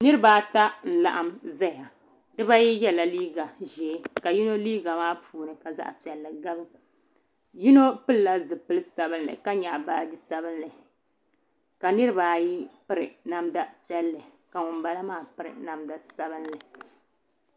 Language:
Dagbani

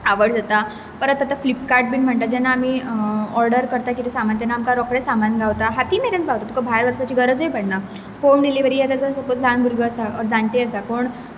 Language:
Konkani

